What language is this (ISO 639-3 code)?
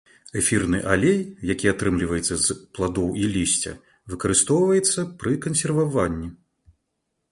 bel